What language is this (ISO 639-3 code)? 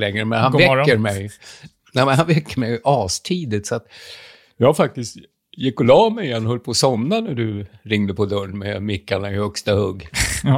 swe